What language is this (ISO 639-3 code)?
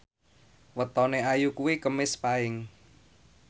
jav